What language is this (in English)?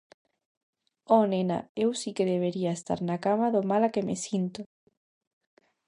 Galician